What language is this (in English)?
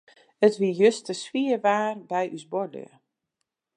Western Frisian